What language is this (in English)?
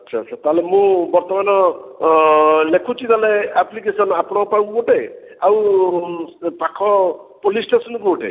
Odia